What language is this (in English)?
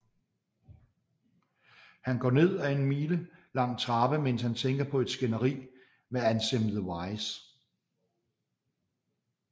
Danish